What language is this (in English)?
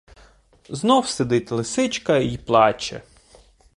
Ukrainian